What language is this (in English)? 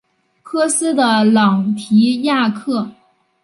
Chinese